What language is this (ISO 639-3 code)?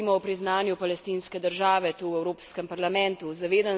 slv